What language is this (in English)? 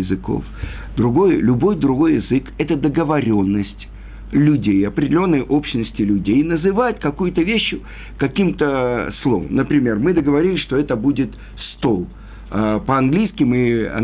Russian